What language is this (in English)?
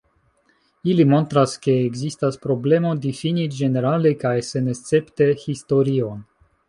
Esperanto